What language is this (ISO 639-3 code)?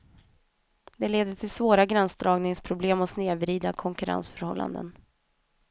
swe